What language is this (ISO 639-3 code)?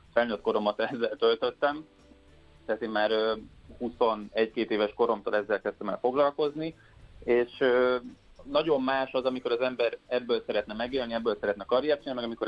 hun